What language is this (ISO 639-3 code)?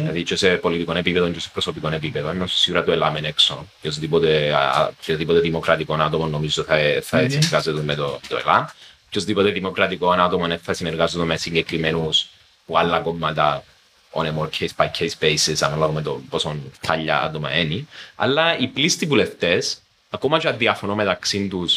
ell